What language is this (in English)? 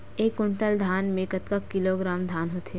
Chhattisgarhi